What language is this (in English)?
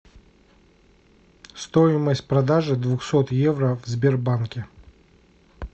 Russian